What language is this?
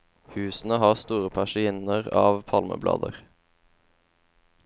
Norwegian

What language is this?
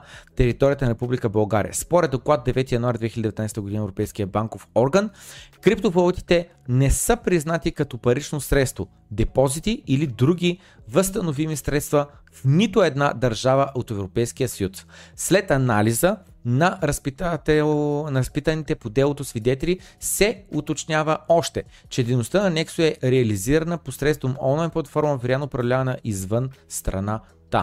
Bulgarian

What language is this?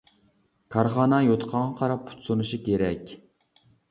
Uyghur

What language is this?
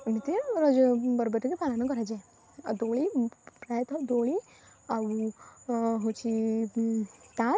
Odia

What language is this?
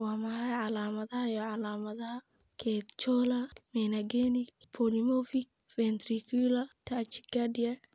Somali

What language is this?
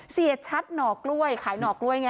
Thai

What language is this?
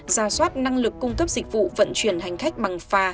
Vietnamese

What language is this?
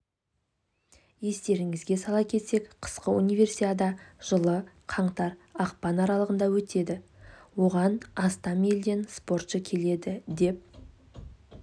Kazakh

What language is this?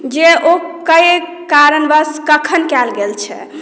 Maithili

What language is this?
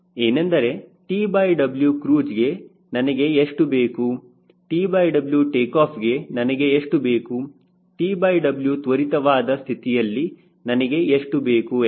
Kannada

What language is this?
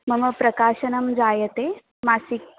Sanskrit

